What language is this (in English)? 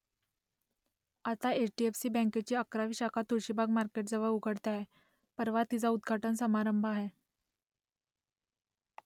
Marathi